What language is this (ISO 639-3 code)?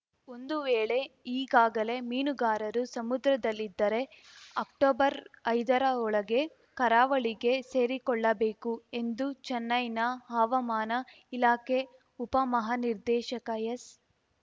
kan